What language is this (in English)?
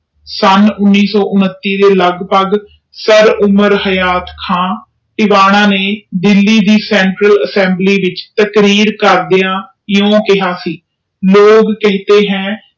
Punjabi